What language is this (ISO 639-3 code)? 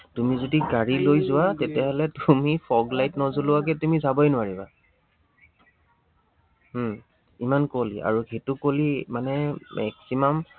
asm